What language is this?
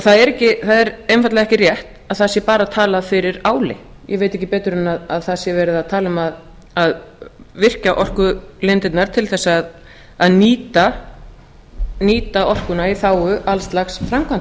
Icelandic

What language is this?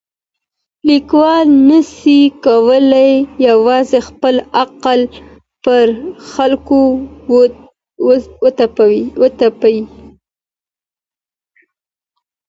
Pashto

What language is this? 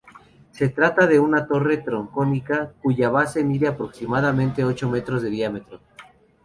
Spanish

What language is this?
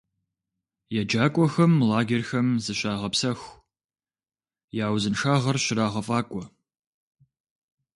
Kabardian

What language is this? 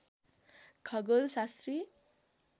Nepali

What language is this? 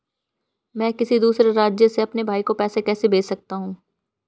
Hindi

